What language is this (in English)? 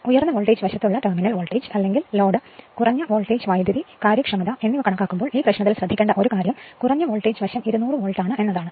Malayalam